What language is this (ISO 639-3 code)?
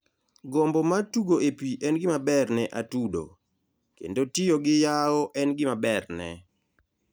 luo